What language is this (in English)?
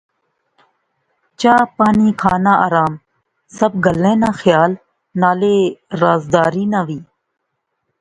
Pahari-Potwari